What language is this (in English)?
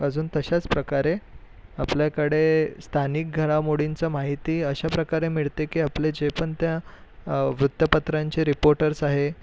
Marathi